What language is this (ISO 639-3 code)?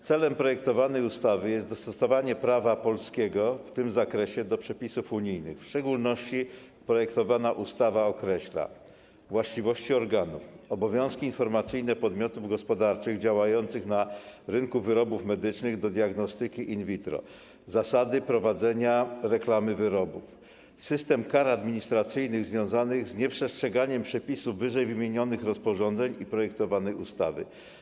pol